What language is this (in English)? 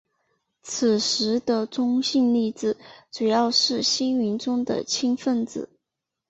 Chinese